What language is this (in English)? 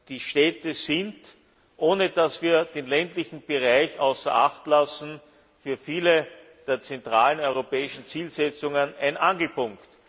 German